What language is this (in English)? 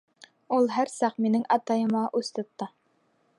Bashkir